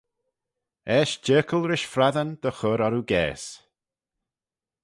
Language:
Manx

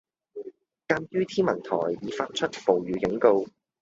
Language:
Cantonese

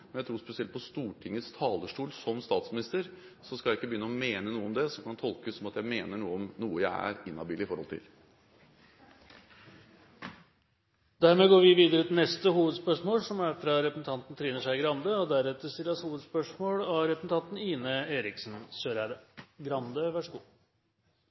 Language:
Norwegian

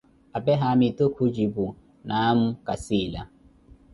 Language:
Koti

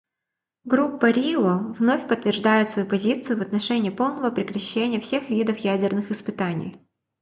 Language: Russian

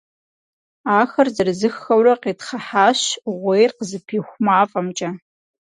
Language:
Kabardian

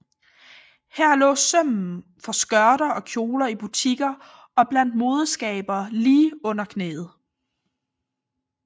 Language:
Danish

